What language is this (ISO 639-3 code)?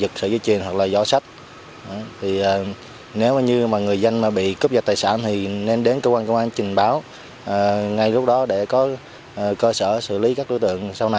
vie